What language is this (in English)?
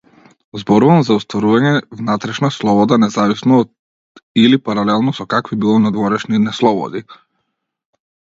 Macedonian